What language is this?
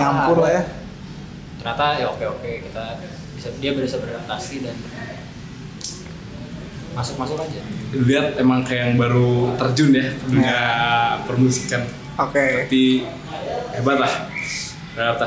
Indonesian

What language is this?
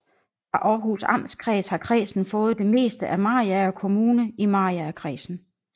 Danish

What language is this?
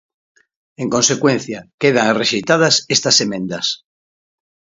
Galician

